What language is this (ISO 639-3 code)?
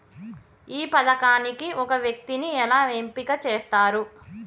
tel